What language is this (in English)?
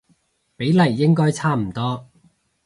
Cantonese